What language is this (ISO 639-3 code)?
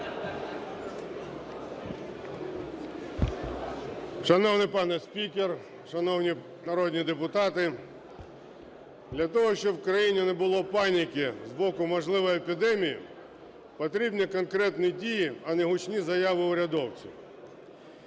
ukr